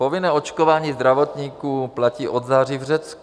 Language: Czech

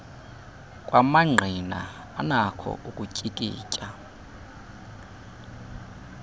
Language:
Xhosa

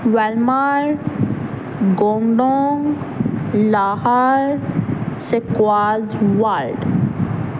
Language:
Punjabi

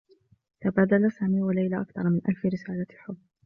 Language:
Arabic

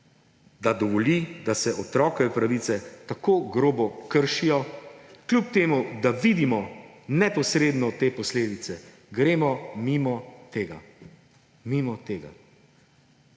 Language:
Slovenian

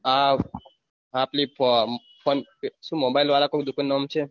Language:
Gujarati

